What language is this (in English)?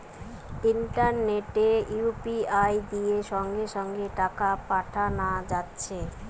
Bangla